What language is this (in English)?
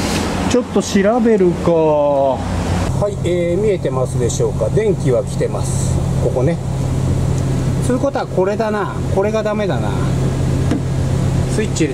Japanese